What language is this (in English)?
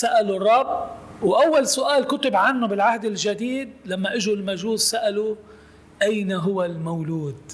Arabic